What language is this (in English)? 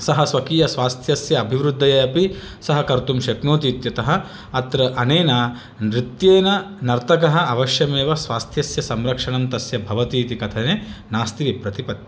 Sanskrit